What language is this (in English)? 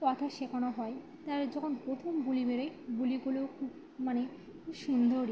Bangla